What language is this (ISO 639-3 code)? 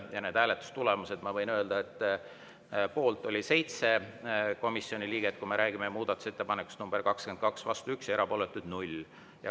est